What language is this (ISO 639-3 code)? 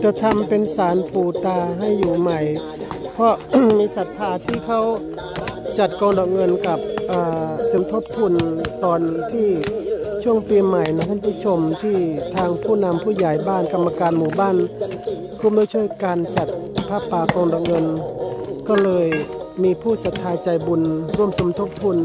tha